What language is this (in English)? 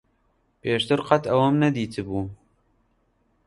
Central Kurdish